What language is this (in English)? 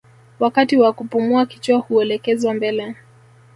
Swahili